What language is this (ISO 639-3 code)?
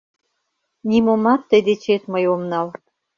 chm